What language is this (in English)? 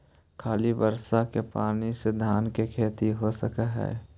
Magahi